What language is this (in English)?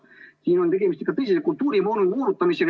Estonian